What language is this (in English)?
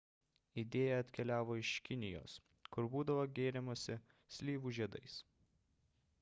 Lithuanian